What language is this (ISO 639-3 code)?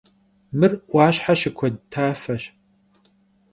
kbd